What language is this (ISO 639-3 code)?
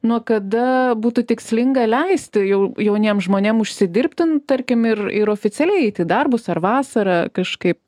lit